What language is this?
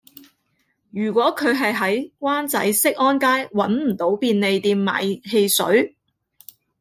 Cantonese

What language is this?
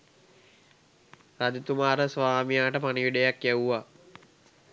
Sinhala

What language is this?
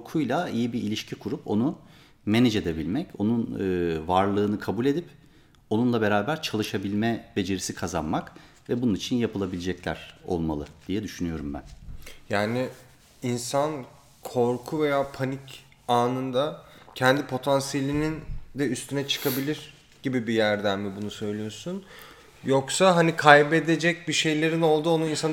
Turkish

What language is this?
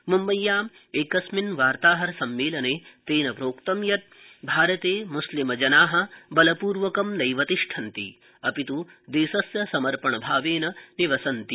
Sanskrit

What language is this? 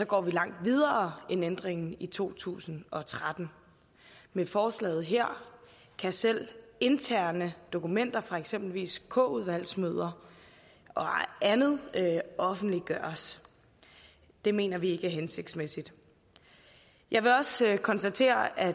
Danish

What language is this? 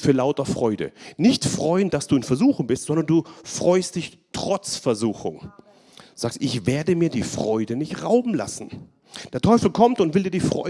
German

